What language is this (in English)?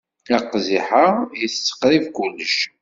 Kabyle